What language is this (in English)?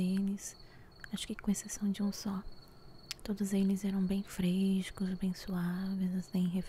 Portuguese